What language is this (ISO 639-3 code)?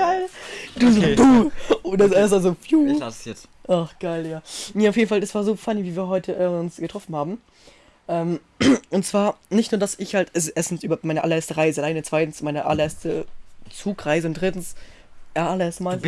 deu